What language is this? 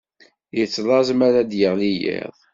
Kabyle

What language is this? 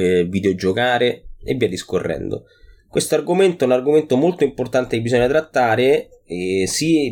Italian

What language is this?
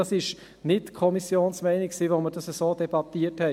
Swiss German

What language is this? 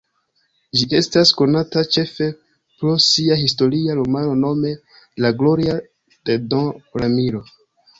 Esperanto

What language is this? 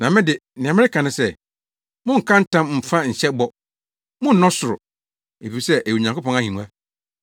Akan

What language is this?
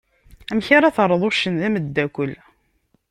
Kabyle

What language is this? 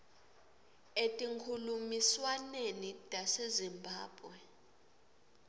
Swati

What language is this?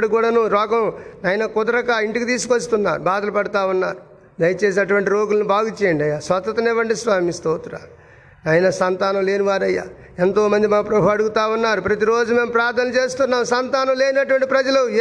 Telugu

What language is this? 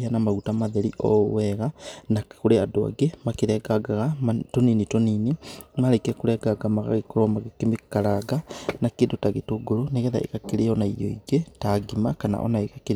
Kikuyu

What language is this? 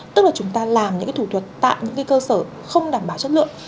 Vietnamese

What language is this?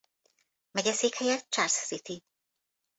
Hungarian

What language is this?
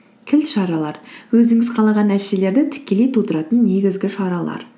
Kazakh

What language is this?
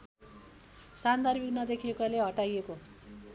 Nepali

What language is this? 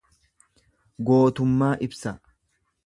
Oromo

